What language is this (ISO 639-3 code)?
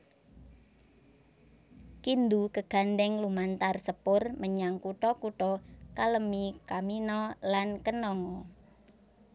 jav